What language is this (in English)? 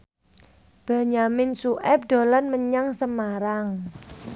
Javanese